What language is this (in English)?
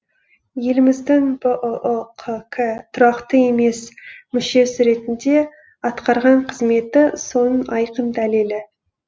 Kazakh